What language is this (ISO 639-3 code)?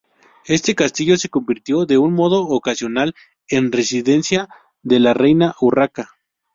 spa